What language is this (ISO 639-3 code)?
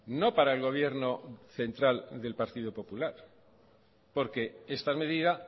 spa